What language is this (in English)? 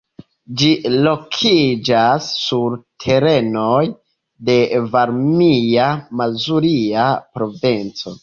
Esperanto